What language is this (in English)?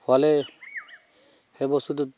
Assamese